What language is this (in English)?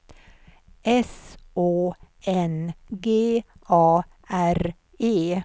Swedish